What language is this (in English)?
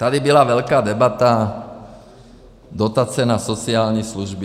Czech